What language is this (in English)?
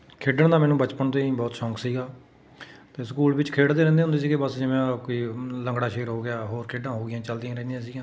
Punjabi